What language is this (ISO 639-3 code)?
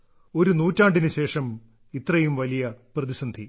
mal